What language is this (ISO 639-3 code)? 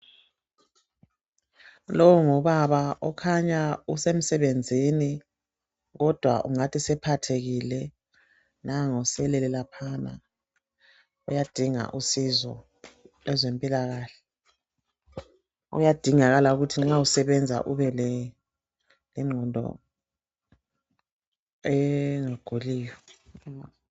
nde